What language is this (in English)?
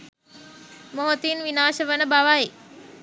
Sinhala